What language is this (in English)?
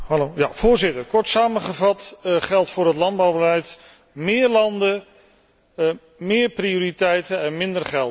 Dutch